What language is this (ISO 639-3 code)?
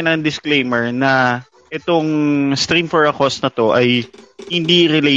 fil